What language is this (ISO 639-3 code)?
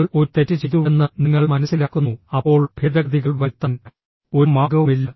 mal